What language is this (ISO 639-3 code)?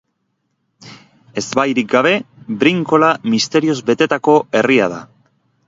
eus